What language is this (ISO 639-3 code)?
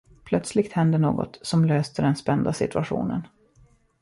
swe